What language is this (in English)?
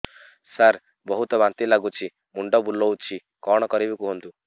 Odia